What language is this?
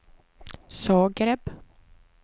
Swedish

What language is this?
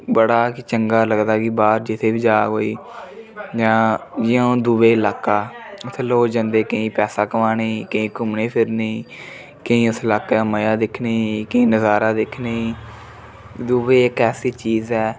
Dogri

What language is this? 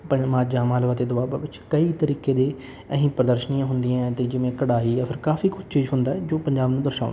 Punjabi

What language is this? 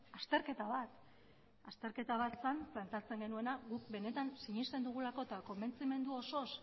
Basque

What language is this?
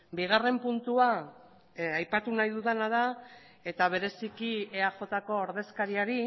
Basque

